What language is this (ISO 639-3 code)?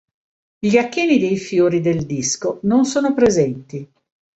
ita